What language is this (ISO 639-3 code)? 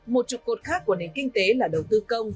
vie